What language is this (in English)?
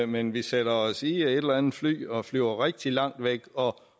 Danish